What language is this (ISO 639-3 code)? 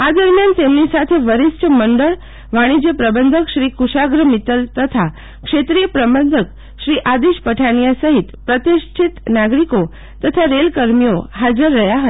guj